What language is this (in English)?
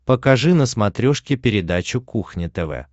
Russian